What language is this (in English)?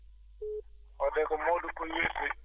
Fula